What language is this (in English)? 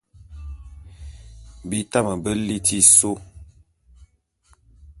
Bulu